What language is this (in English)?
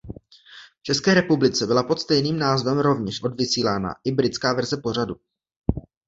Czech